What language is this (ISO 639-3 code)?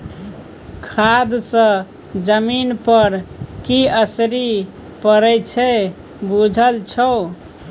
mai